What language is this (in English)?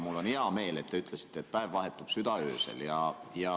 Estonian